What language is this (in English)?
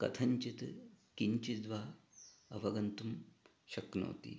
Sanskrit